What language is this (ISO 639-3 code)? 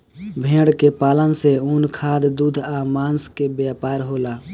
bho